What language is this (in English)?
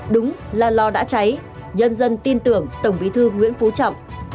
Vietnamese